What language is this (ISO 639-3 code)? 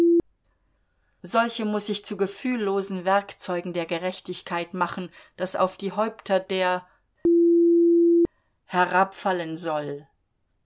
deu